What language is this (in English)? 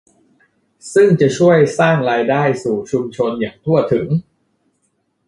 Thai